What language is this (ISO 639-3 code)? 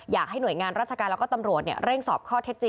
tha